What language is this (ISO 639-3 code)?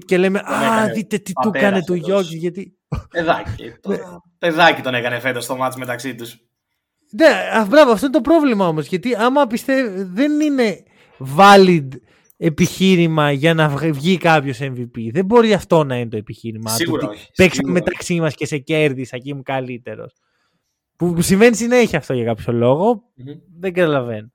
ell